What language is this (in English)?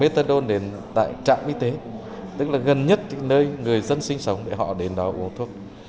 Vietnamese